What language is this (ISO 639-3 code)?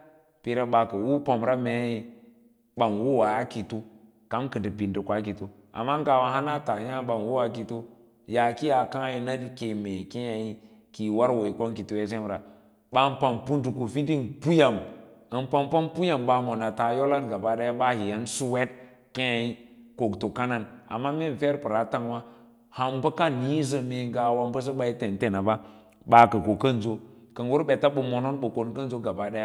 lla